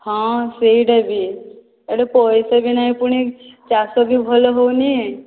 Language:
Odia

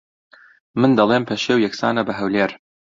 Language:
Central Kurdish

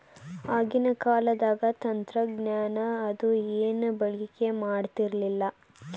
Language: Kannada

